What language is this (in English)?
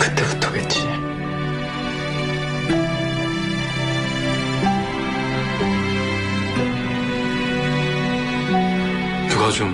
Korean